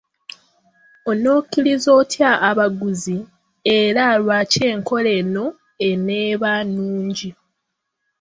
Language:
Ganda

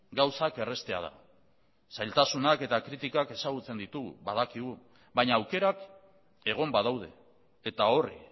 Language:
Basque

